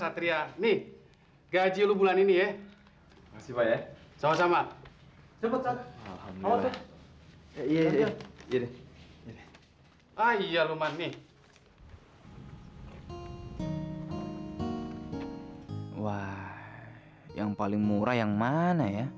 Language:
Indonesian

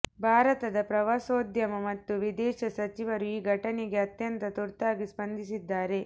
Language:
Kannada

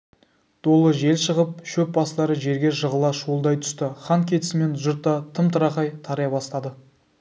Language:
Kazakh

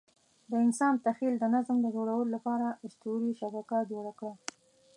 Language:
Pashto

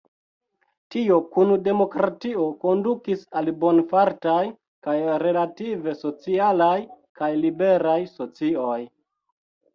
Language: Esperanto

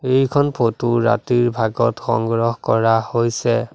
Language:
Assamese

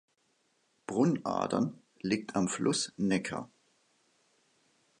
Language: German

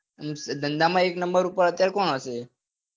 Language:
Gujarati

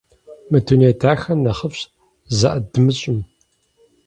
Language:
Kabardian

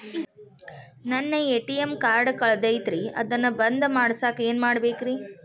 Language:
Kannada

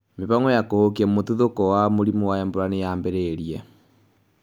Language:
Kikuyu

